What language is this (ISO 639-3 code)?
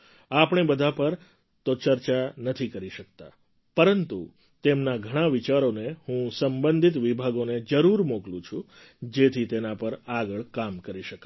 guj